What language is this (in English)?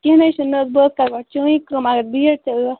Kashmiri